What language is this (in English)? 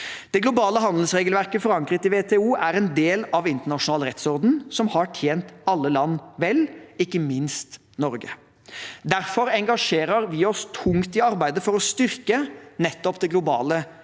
Norwegian